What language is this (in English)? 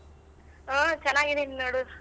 Kannada